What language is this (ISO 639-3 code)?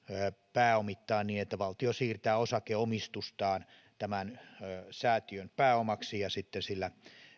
fin